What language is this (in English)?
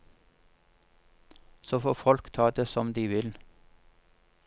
Norwegian